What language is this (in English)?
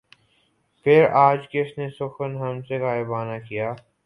Urdu